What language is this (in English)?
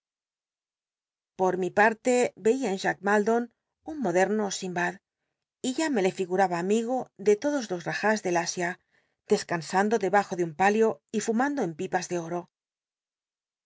Spanish